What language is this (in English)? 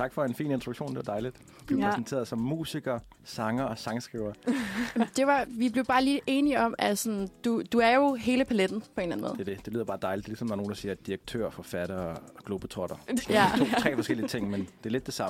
Danish